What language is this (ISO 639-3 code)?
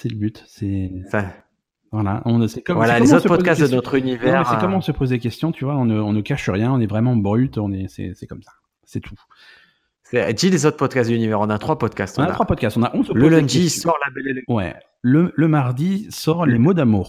fra